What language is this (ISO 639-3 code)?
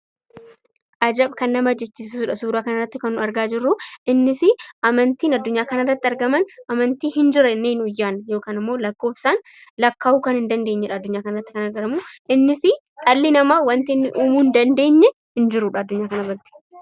orm